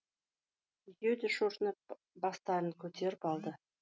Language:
Kazakh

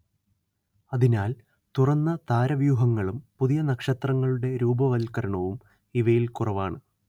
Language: Malayalam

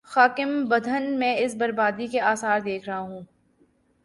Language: Urdu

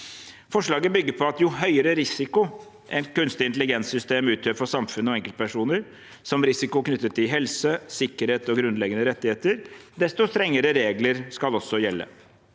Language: Norwegian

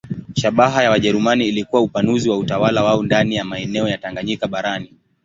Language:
Swahili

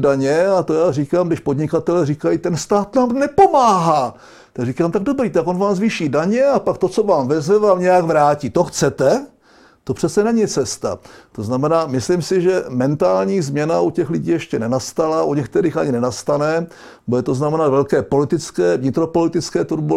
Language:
Czech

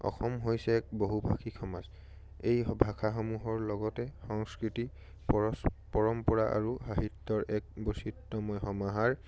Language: Assamese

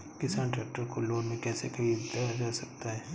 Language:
Hindi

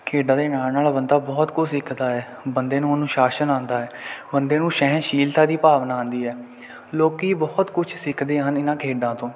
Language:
Punjabi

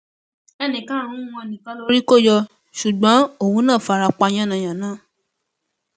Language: Yoruba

